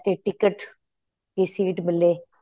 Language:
Punjabi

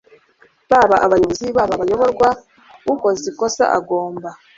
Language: Kinyarwanda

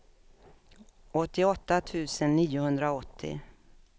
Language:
Swedish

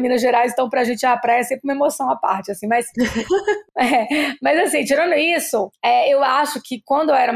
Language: Portuguese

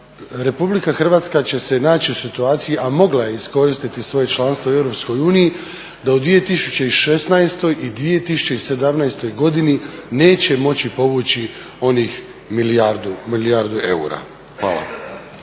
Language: Croatian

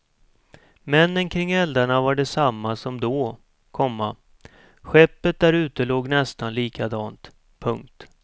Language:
Swedish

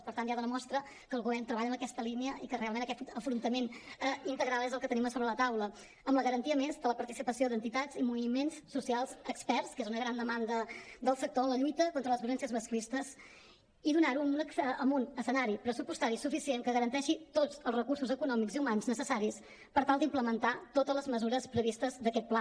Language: Catalan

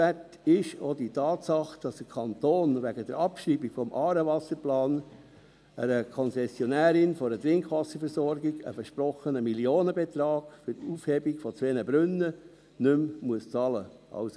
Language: Swiss German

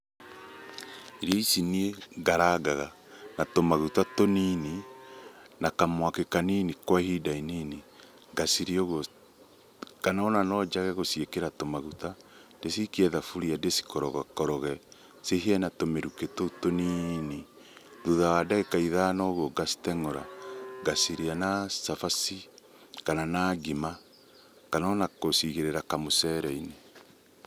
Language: Kikuyu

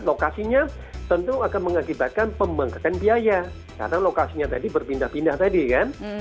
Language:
Indonesian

